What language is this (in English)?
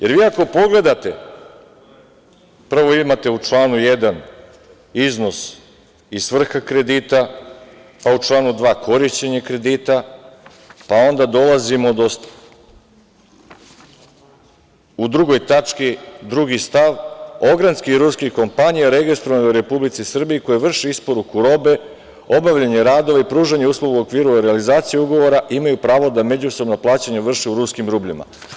Serbian